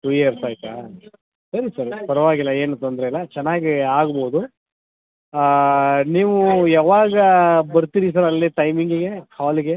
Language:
Kannada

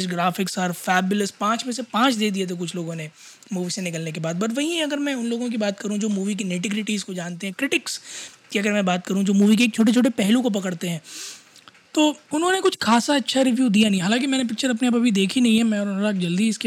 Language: Hindi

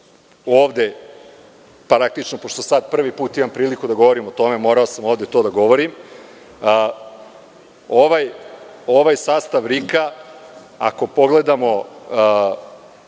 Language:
Serbian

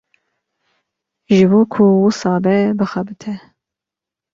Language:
Kurdish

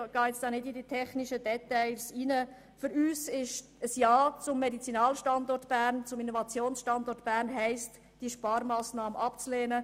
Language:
Swiss German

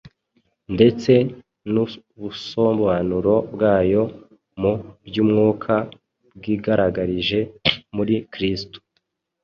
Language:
Kinyarwanda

